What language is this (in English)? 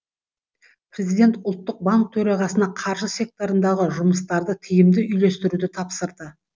Kazakh